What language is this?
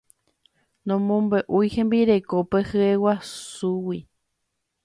Guarani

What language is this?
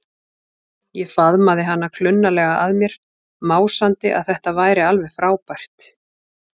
Icelandic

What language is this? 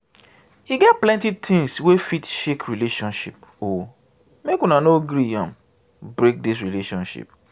Nigerian Pidgin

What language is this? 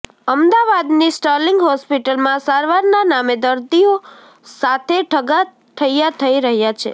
Gujarati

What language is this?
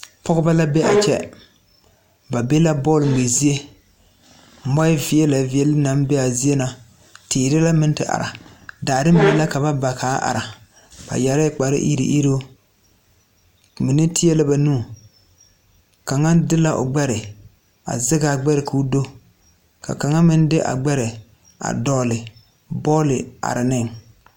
Southern Dagaare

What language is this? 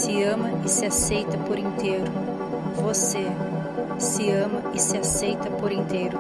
Portuguese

